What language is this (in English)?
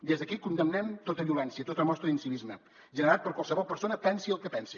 Catalan